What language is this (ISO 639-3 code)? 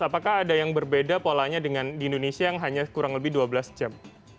ind